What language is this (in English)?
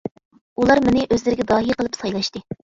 Uyghur